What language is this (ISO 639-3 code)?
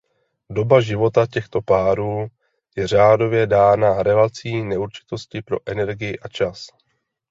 ces